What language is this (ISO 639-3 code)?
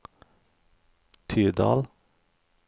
nor